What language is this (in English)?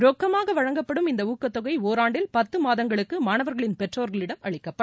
Tamil